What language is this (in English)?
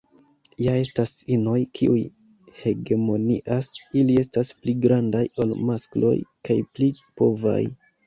Esperanto